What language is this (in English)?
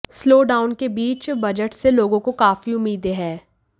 Hindi